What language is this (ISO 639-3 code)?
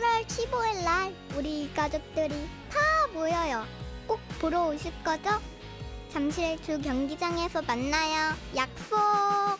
kor